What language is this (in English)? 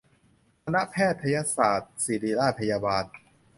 Thai